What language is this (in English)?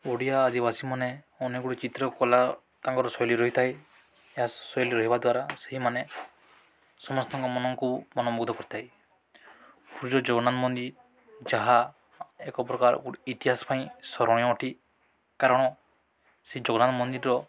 Odia